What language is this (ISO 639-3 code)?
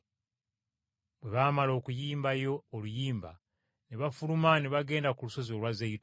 lug